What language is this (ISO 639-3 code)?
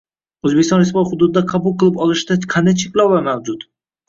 uzb